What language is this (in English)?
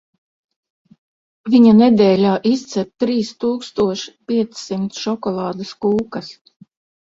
Latvian